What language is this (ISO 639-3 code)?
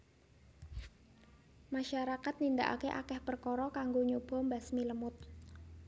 jav